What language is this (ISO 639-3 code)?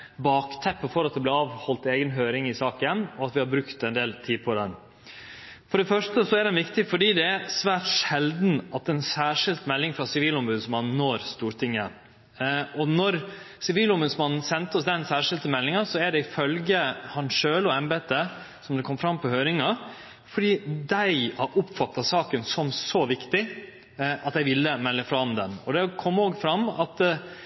nno